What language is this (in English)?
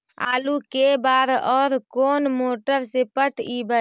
Magahi